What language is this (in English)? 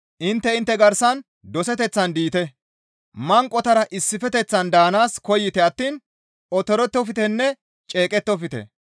Gamo